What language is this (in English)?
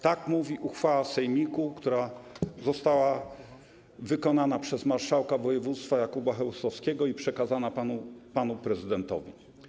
Polish